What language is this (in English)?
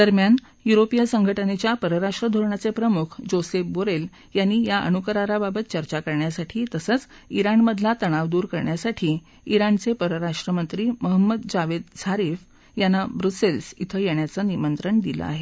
Marathi